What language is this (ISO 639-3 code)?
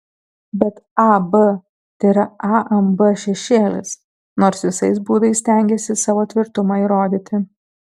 lit